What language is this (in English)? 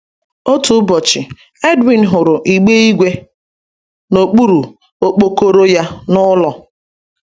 Igbo